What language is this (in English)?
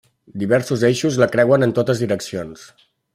Catalan